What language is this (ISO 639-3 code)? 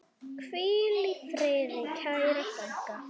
isl